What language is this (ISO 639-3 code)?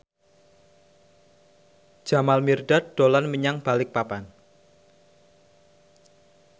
jav